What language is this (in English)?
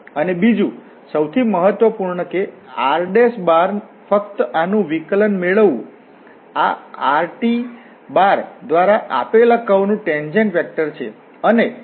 Gujarati